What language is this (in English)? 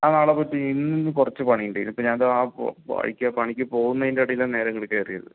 Malayalam